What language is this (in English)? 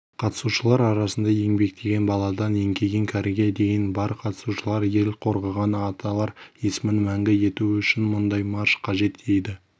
Kazakh